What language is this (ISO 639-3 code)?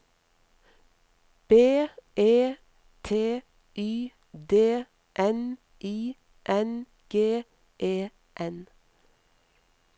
nor